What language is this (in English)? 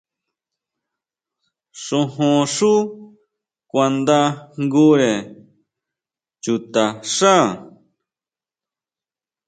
Huautla Mazatec